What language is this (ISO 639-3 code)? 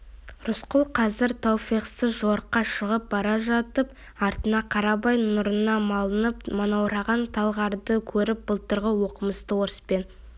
kaz